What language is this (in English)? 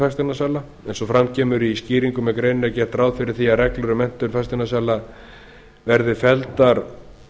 Icelandic